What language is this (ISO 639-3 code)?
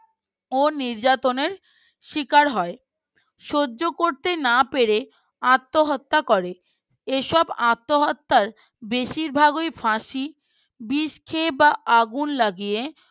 ben